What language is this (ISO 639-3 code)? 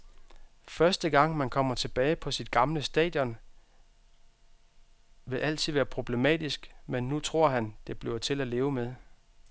dan